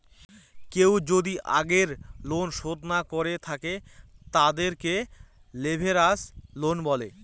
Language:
Bangla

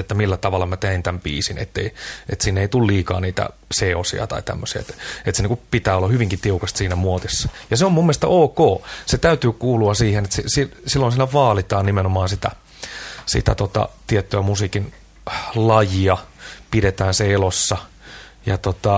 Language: Finnish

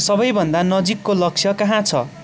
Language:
Nepali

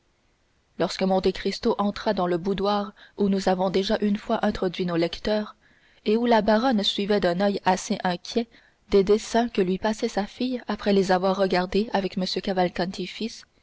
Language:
French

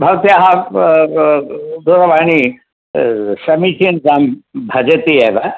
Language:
Sanskrit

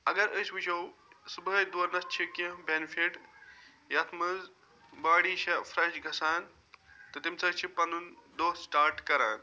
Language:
Kashmiri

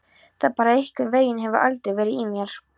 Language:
Icelandic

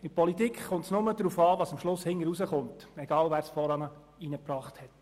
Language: Swiss German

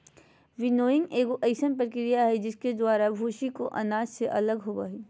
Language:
Magahi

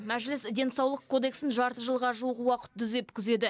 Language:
Kazakh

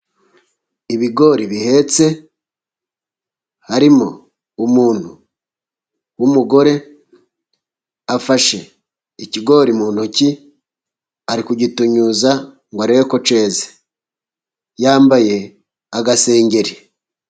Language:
Kinyarwanda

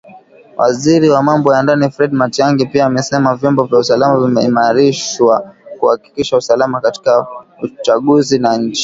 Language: Swahili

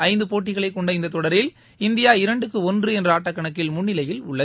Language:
Tamil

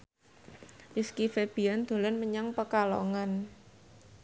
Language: Javanese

